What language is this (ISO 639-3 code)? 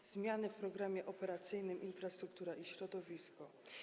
pol